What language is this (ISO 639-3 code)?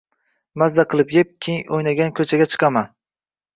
uzb